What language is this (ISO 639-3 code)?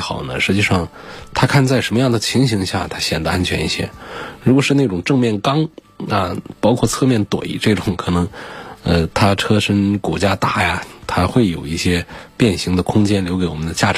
zho